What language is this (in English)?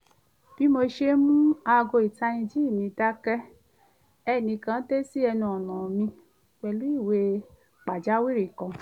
Yoruba